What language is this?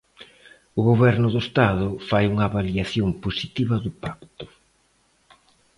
Galician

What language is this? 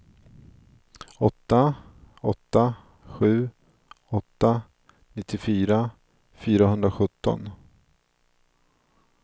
Swedish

